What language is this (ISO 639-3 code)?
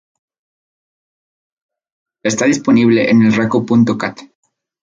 spa